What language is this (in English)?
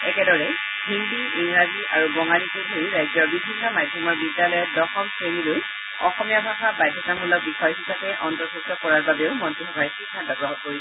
Assamese